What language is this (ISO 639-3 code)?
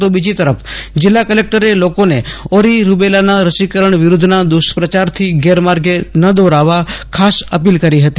guj